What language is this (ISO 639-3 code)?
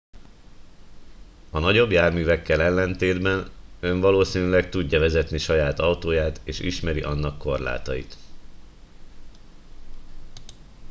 hun